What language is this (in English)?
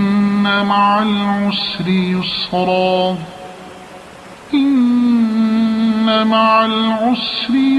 Arabic